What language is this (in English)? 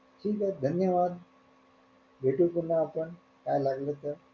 Marathi